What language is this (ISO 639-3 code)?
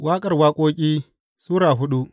hau